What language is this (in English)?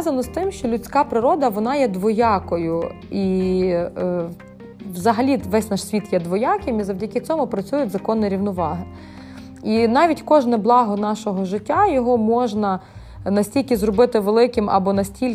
Ukrainian